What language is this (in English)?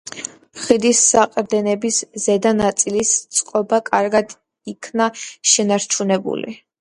Georgian